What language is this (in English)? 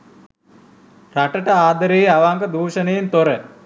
Sinhala